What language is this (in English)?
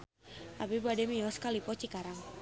Sundanese